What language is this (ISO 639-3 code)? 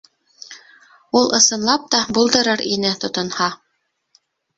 bak